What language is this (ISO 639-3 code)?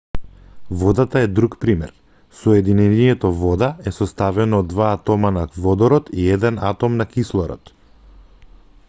mkd